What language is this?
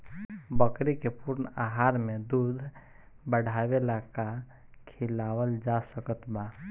Bhojpuri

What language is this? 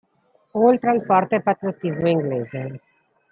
Italian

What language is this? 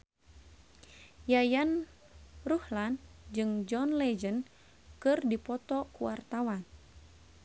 Sundanese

